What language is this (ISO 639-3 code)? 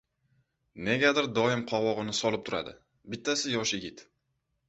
uzb